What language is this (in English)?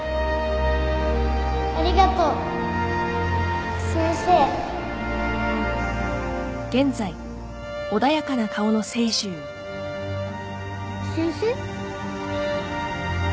Japanese